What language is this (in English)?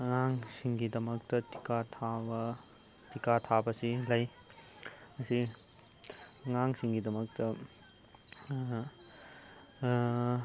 Manipuri